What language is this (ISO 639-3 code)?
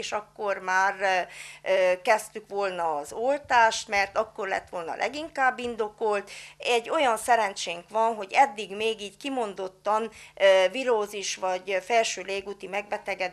hun